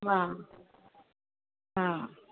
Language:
Sindhi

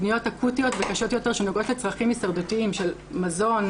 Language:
Hebrew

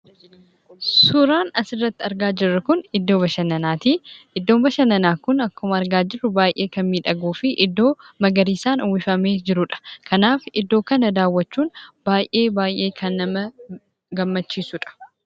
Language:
Oromo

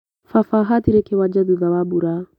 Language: Kikuyu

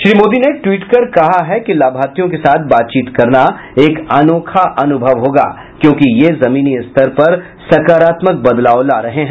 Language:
Hindi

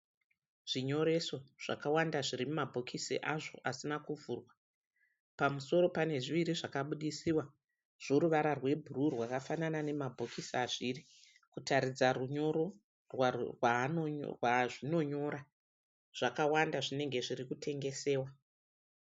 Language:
Shona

